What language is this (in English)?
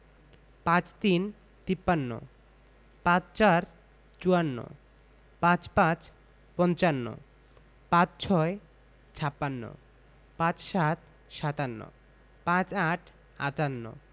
Bangla